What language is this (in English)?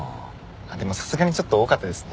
Japanese